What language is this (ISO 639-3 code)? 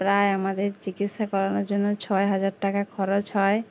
ben